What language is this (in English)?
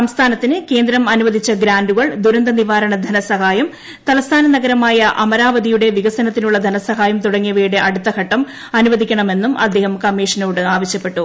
Malayalam